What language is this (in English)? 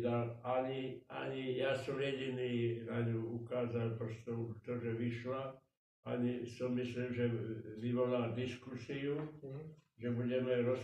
Czech